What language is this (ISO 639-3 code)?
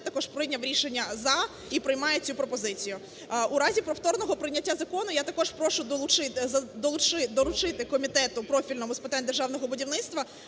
ukr